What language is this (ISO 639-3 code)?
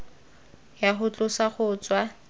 tsn